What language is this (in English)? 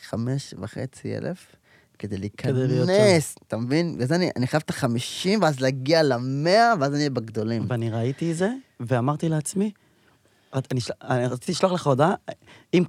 Hebrew